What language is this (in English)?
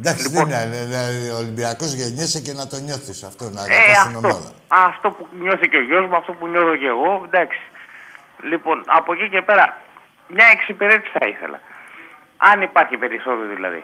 Greek